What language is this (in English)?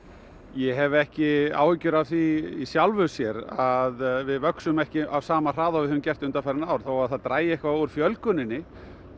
Icelandic